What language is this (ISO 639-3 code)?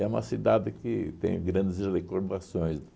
por